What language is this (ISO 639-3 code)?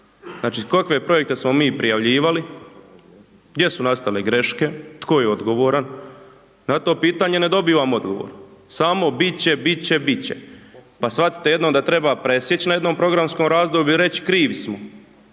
hrv